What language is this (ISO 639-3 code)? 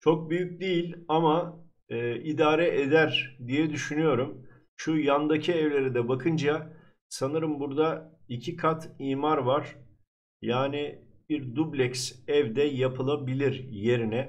tur